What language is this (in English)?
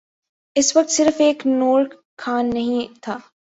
Urdu